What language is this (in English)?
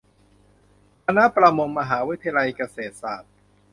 Thai